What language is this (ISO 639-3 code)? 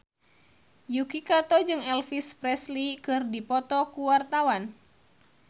sun